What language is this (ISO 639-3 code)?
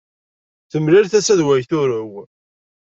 kab